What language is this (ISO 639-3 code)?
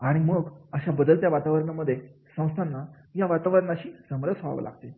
mar